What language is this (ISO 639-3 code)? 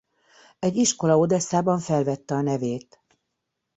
hun